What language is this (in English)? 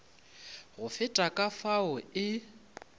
Northern Sotho